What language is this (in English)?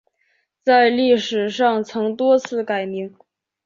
Chinese